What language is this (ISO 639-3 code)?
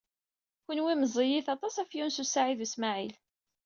kab